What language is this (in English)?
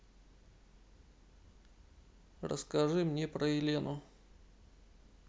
Russian